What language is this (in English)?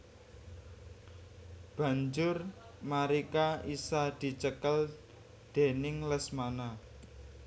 Javanese